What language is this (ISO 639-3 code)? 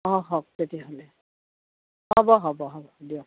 asm